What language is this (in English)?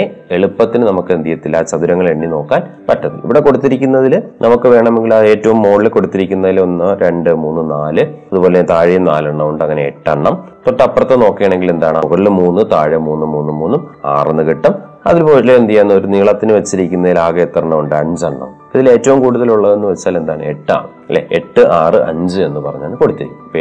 Malayalam